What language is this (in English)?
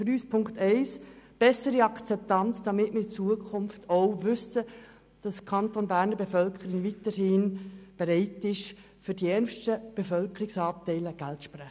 Swiss German